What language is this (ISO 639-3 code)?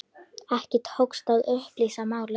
isl